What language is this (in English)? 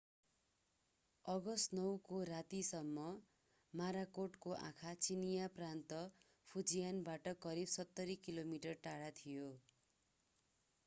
Nepali